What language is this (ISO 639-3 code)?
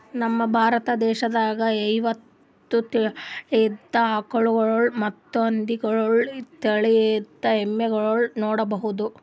kan